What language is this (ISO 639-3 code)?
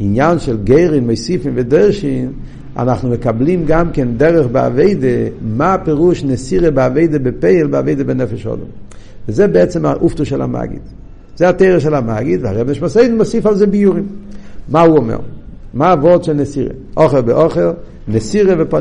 heb